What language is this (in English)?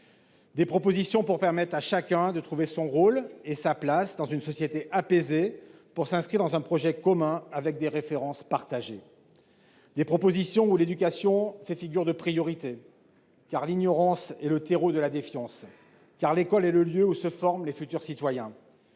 French